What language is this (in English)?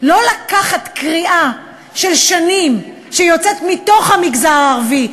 Hebrew